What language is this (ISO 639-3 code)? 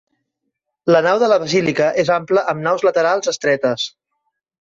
cat